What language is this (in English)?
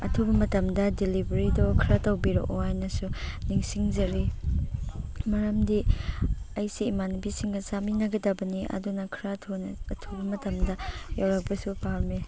Manipuri